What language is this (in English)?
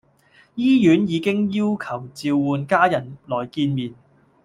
Cantonese